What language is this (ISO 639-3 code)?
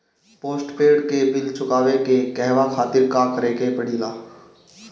bho